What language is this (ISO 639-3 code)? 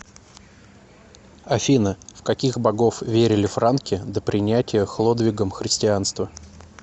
rus